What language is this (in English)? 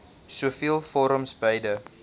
Afrikaans